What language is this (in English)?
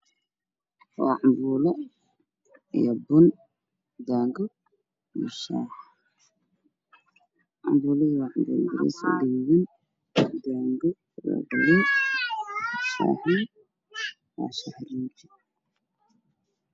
Somali